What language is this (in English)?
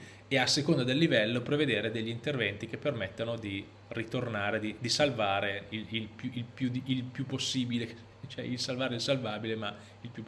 Italian